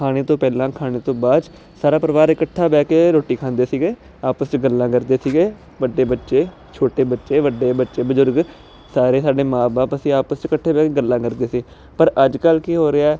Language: Punjabi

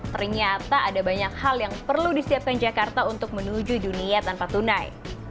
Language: Indonesian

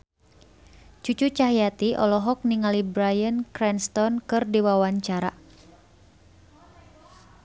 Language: Sundanese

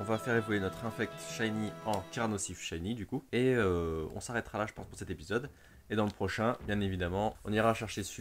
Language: French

